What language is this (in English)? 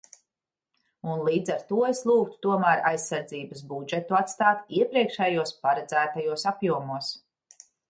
Latvian